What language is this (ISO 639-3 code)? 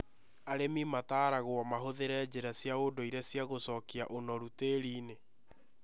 kik